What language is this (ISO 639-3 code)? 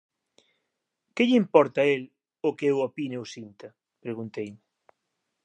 glg